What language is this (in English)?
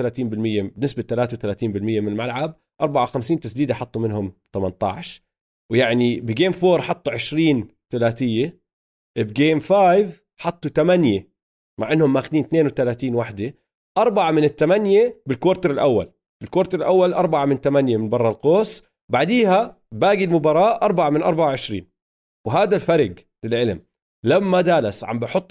Arabic